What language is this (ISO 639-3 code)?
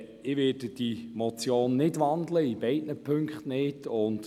gsw